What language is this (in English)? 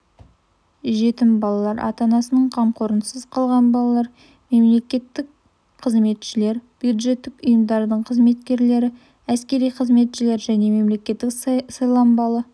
Kazakh